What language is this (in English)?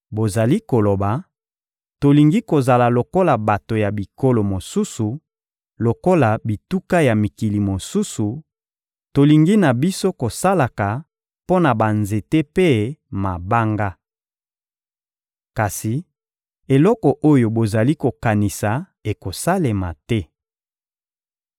Lingala